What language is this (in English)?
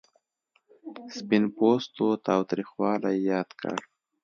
Pashto